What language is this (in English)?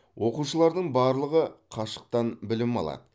Kazakh